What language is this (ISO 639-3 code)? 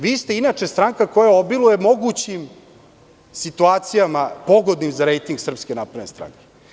srp